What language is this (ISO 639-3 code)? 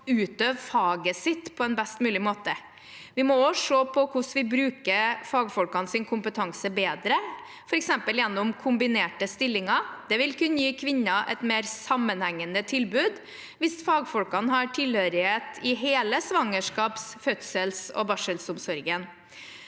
nor